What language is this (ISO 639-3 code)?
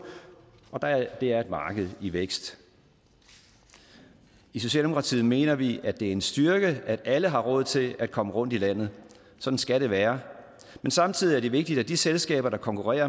dan